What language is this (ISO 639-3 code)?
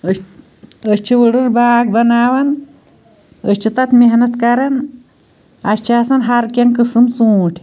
kas